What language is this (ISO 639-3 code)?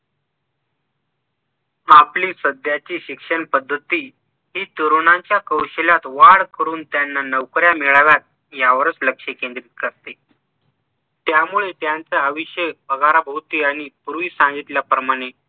mar